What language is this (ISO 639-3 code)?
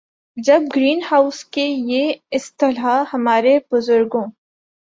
urd